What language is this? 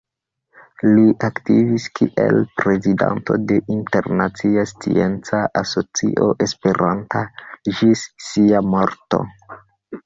Esperanto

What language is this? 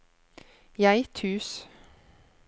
Norwegian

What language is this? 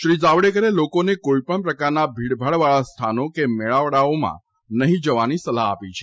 Gujarati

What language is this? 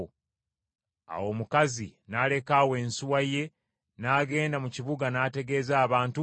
Ganda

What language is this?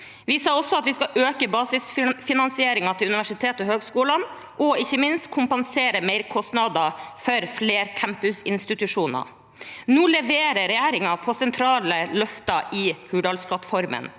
Norwegian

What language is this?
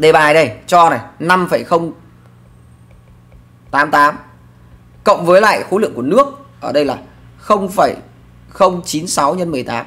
Vietnamese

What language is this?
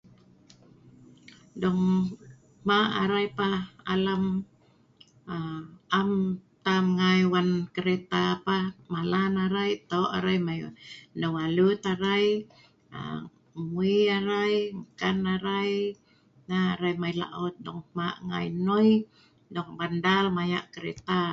Sa'ban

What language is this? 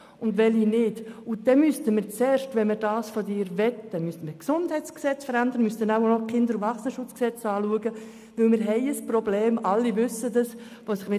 Swiss German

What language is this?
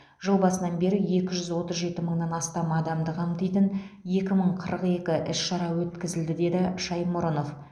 Kazakh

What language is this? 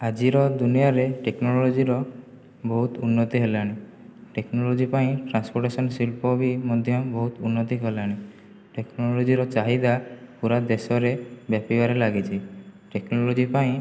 Odia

